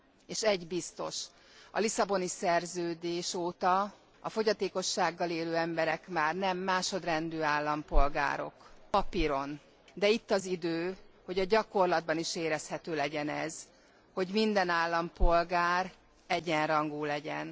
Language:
Hungarian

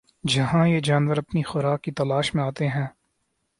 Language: Urdu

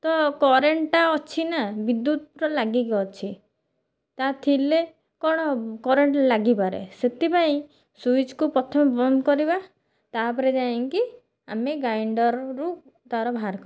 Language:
Odia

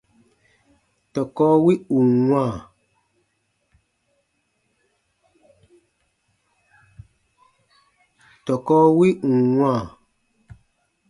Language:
Baatonum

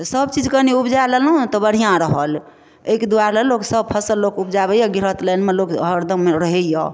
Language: Maithili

